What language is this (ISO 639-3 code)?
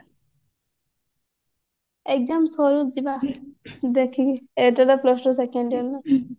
ori